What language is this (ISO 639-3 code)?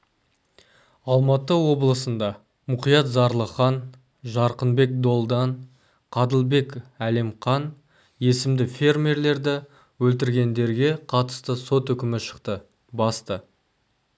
kaz